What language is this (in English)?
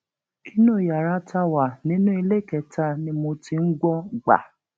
Yoruba